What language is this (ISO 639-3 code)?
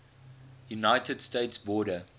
eng